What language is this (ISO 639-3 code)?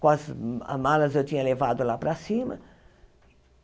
por